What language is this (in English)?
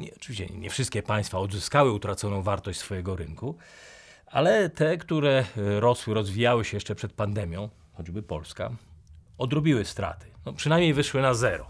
Polish